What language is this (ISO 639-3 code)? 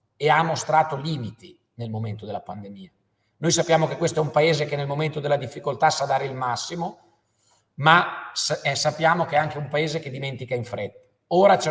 ita